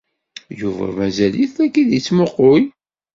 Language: Kabyle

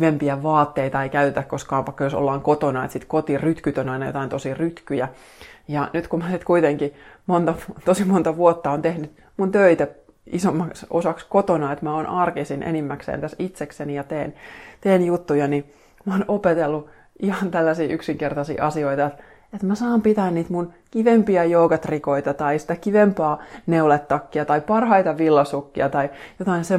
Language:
Finnish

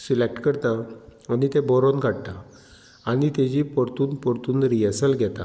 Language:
Konkani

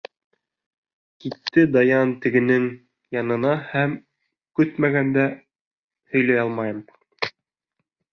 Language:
Bashkir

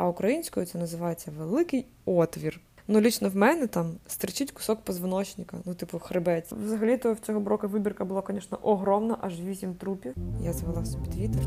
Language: Ukrainian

